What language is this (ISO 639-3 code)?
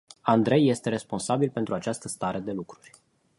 ron